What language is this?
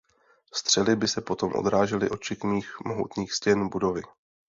Czech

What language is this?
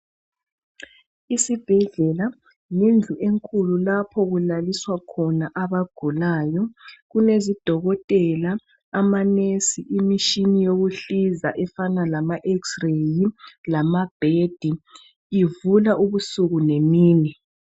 North Ndebele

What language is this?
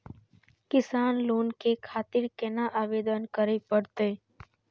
Maithili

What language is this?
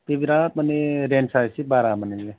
Bodo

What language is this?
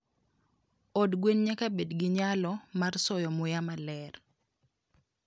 Luo (Kenya and Tanzania)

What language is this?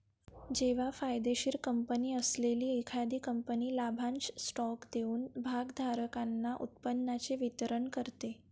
Marathi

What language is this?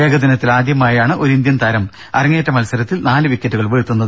Malayalam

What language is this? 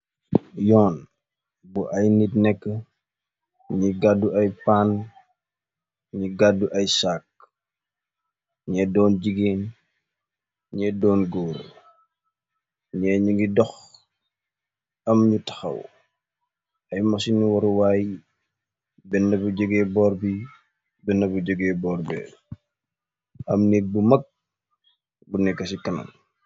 Wolof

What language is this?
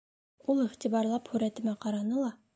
Bashkir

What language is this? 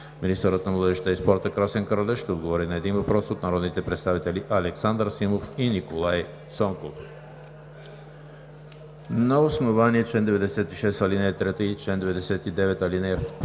Bulgarian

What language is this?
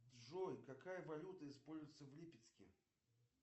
Russian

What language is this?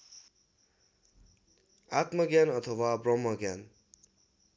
Nepali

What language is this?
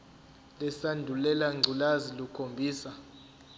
Zulu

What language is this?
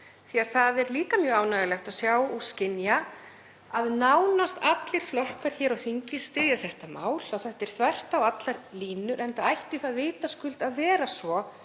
Icelandic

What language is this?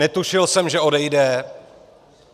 Czech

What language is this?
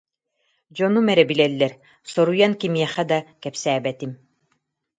Yakut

